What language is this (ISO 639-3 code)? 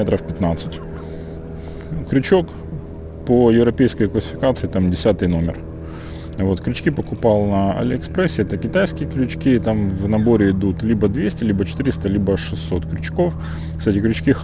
rus